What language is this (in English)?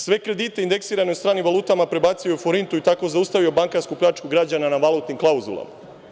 Serbian